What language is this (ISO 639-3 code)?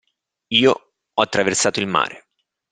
ita